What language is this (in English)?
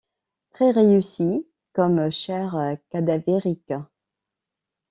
French